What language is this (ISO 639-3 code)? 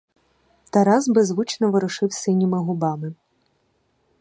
ukr